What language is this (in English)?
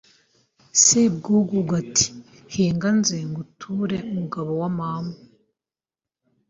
Kinyarwanda